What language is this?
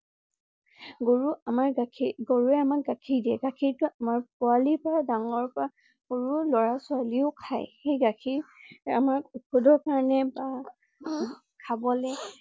Assamese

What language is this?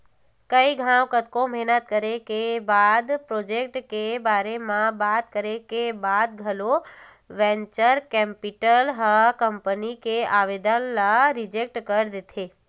Chhattisgarhi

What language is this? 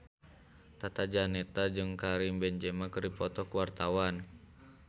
Sundanese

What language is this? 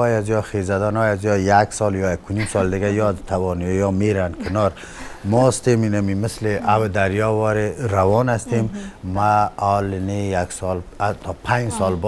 Persian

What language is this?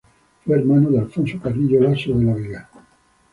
Spanish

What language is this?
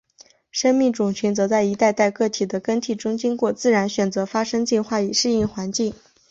Chinese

